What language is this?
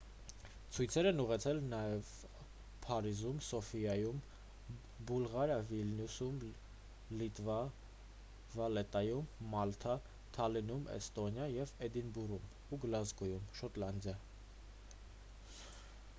Armenian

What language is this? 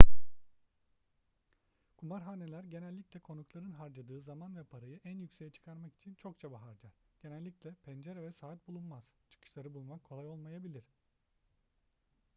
Turkish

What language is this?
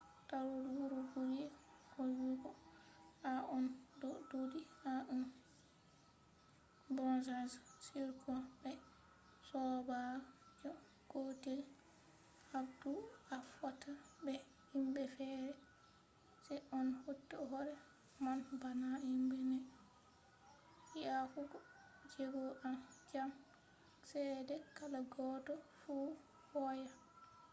Fula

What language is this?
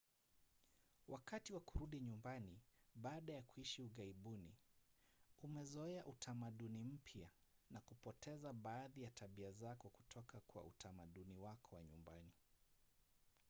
Swahili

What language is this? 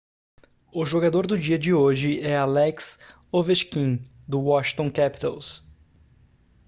Portuguese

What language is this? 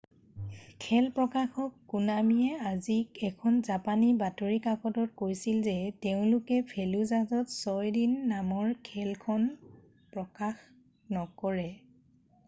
Assamese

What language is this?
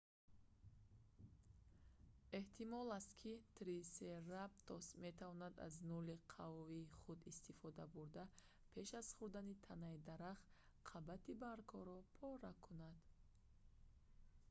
Tajik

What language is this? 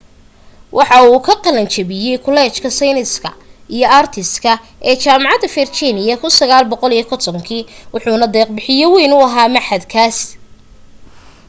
Somali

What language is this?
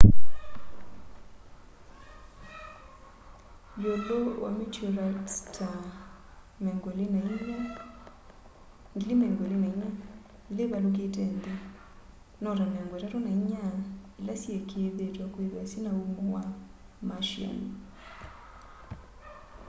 Kamba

